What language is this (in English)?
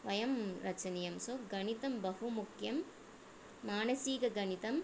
Sanskrit